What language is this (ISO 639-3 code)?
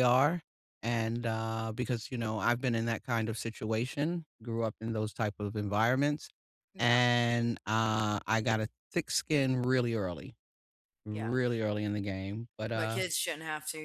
eng